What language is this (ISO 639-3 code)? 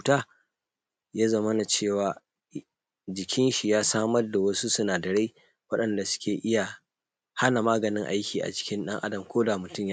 hau